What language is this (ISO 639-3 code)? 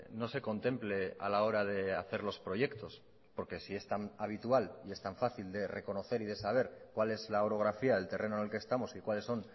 spa